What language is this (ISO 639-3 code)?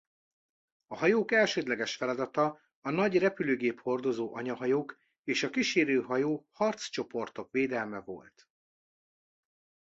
hun